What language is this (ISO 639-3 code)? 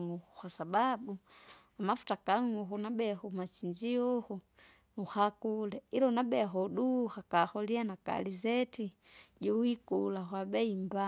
zga